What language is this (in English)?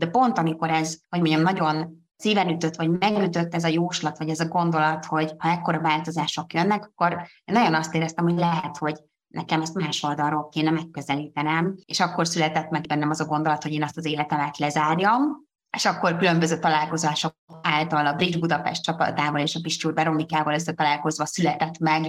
Hungarian